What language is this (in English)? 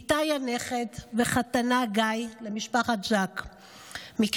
Hebrew